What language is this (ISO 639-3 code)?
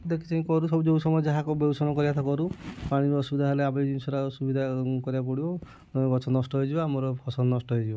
ori